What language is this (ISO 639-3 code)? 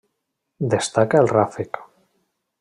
cat